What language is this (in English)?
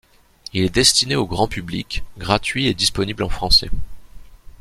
French